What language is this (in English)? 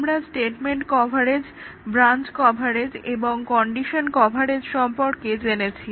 Bangla